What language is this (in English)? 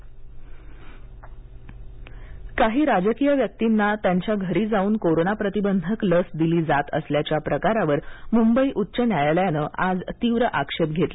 Marathi